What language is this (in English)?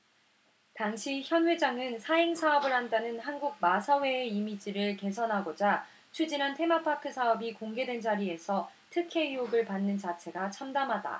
Korean